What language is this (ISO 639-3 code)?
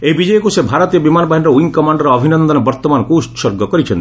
ori